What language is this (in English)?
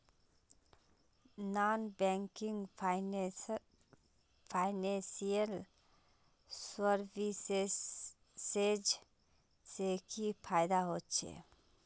Magahi